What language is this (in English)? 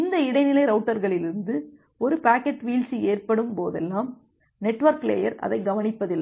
Tamil